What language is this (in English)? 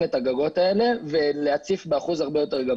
Hebrew